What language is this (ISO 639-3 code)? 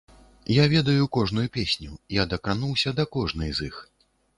bel